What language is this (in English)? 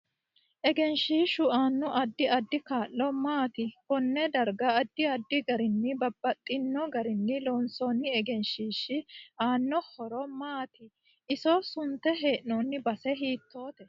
Sidamo